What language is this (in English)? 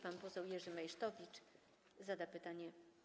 Polish